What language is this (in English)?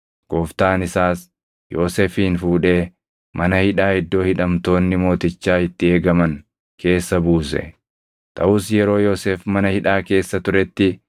Oromo